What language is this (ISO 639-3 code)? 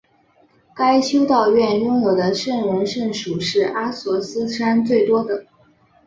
zho